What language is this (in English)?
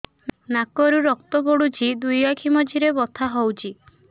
Odia